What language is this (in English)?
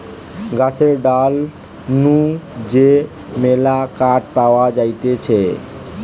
Bangla